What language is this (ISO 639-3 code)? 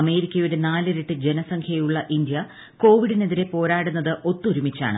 mal